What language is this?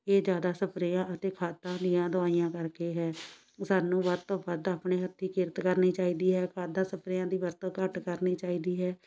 Punjabi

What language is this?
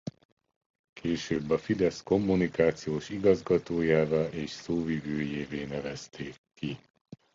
Hungarian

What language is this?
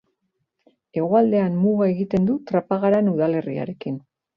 Basque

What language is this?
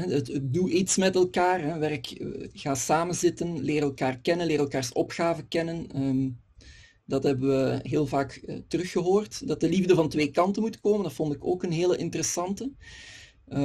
Dutch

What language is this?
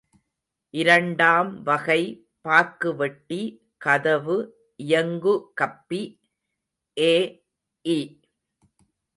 Tamil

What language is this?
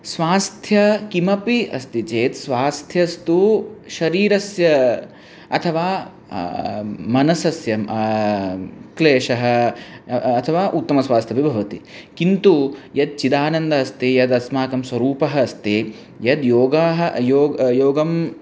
Sanskrit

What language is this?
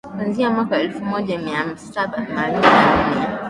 Swahili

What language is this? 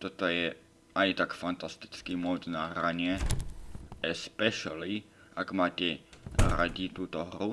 English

